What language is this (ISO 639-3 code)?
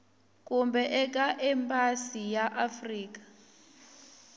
tso